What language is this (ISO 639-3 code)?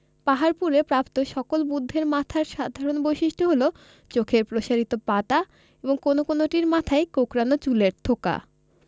ben